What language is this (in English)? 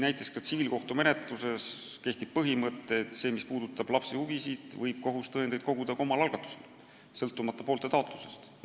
Estonian